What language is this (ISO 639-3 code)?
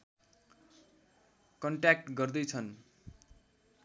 nep